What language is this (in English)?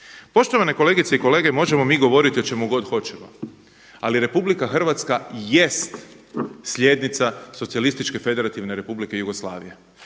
Croatian